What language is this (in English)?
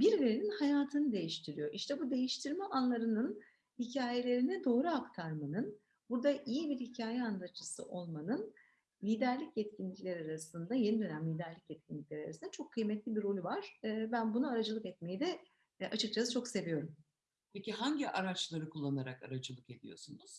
Turkish